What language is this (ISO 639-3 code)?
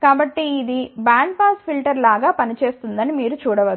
tel